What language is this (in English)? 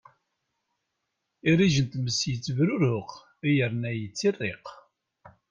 Kabyle